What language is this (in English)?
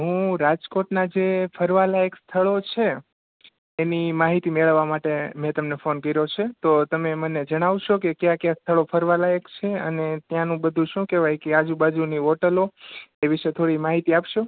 Gujarati